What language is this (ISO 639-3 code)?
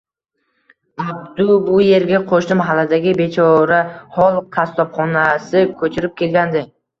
uzb